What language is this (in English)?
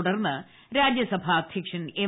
Malayalam